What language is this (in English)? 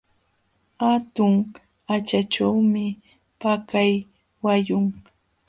Jauja Wanca Quechua